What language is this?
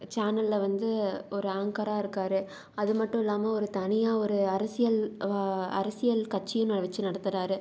Tamil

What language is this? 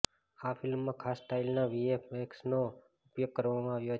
Gujarati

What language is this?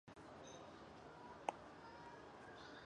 Chinese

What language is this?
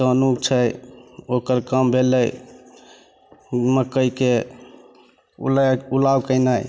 Maithili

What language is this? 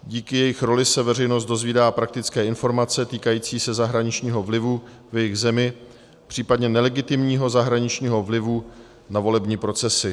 Czech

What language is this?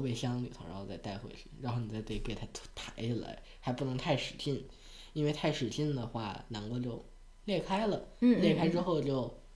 Chinese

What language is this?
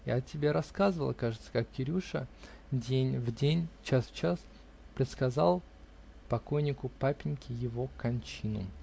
Russian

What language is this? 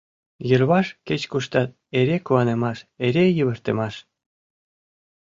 Mari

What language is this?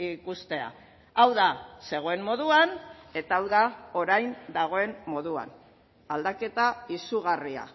Basque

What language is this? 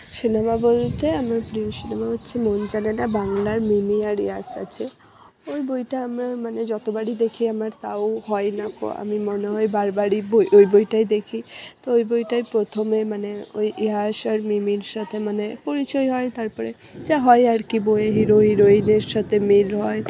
Bangla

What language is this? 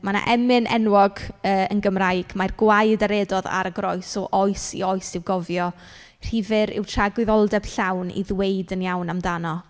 Welsh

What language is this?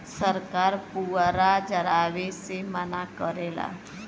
Bhojpuri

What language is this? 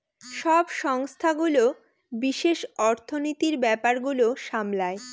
Bangla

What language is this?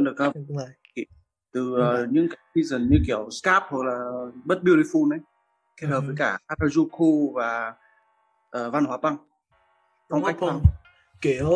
Vietnamese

